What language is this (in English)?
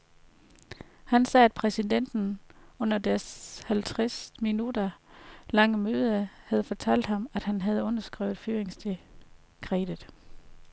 Danish